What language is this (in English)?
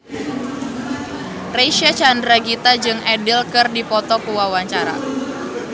Sundanese